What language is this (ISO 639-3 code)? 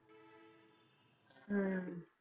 pan